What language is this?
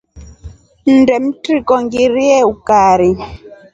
Rombo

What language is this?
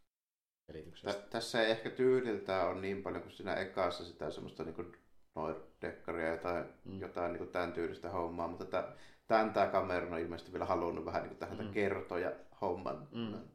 Finnish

